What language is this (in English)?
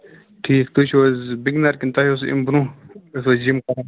Kashmiri